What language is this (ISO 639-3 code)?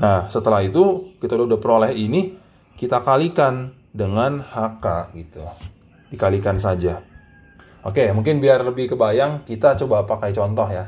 ind